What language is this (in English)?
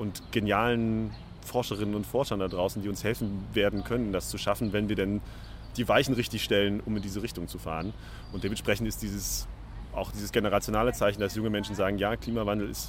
German